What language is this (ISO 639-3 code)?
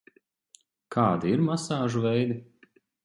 lav